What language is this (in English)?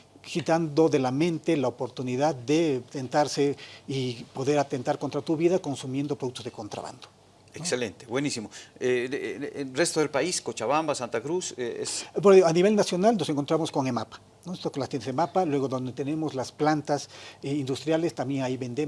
Spanish